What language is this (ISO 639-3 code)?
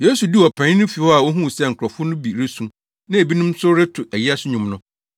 aka